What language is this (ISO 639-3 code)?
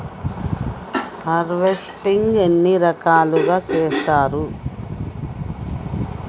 tel